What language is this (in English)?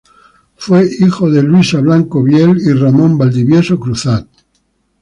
Spanish